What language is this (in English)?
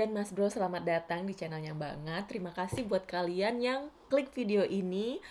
Indonesian